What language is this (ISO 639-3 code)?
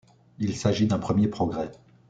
fra